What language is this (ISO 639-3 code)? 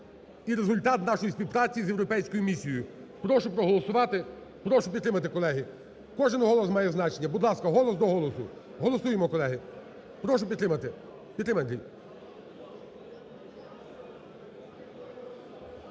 ukr